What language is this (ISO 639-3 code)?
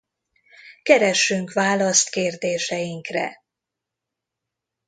hun